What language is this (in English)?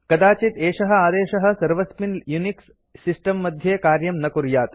Sanskrit